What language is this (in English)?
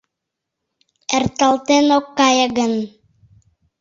Mari